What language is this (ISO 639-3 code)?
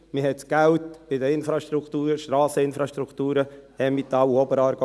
gsw